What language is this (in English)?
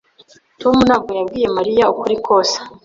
Kinyarwanda